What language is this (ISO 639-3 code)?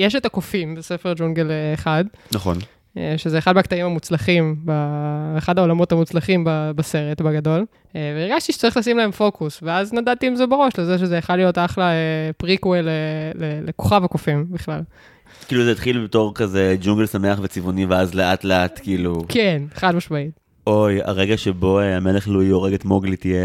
heb